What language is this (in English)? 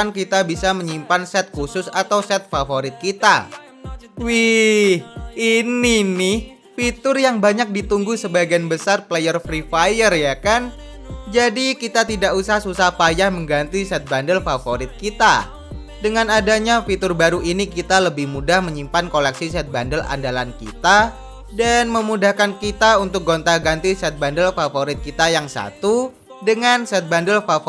Indonesian